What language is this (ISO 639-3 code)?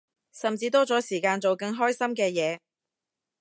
yue